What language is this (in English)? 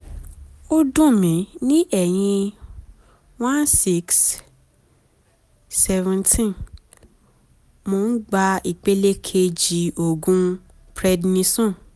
Yoruba